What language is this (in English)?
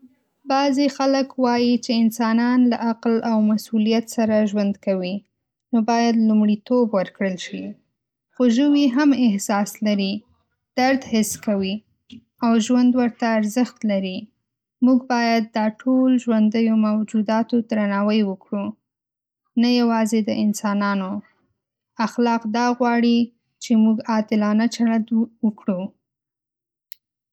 Pashto